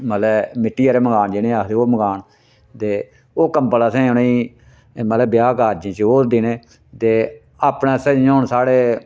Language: Dogri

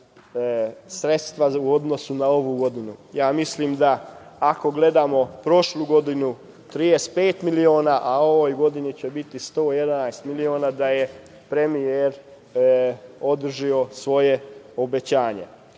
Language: Serbian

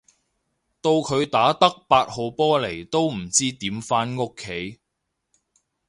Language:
Cantonese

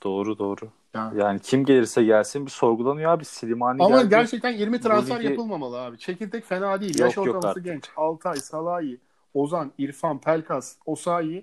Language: Turkish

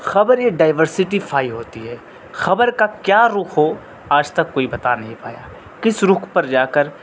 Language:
Urdu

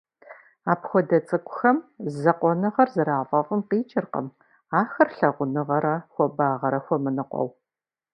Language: Kabardian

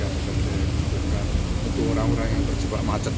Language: Indonesian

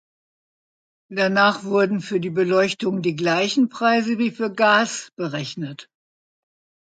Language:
German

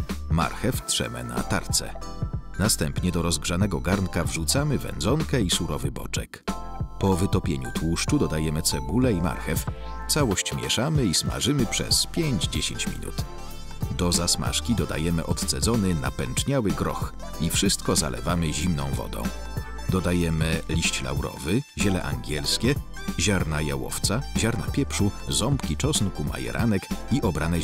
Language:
Polish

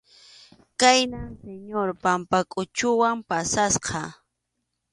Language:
Arequipa-La Unión Quechua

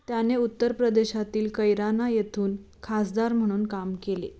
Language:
Marathi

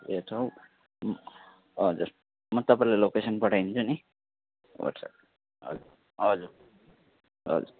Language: Nepali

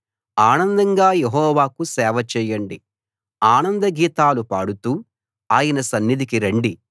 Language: Telugu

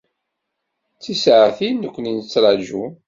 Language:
Kabyle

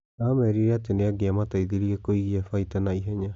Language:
Kikuyu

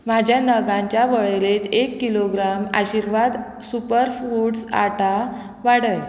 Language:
Konkani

